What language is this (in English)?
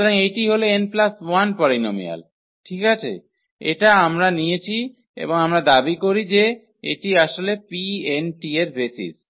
Bangla